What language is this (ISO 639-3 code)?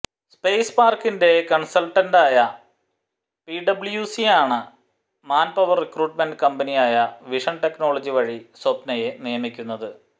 mal